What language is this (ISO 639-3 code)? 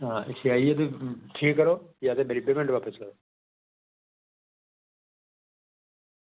doi